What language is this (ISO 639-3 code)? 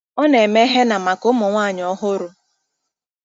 ibo